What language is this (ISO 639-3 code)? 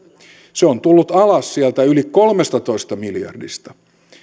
fin